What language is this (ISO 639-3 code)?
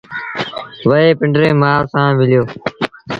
sbn